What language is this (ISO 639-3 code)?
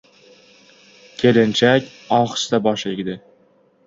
uzb